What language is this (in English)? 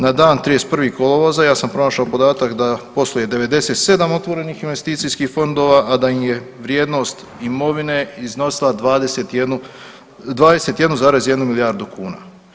Croatian